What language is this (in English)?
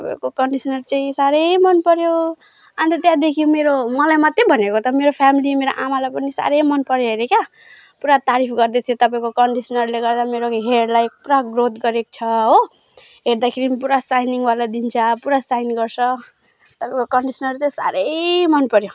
Nepali